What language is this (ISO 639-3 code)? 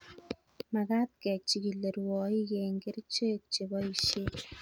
kln